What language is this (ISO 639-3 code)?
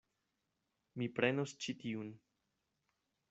epo